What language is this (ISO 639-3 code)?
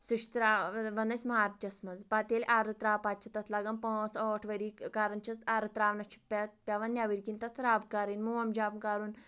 kas